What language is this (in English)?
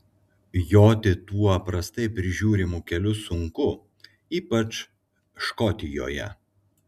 Lithuanian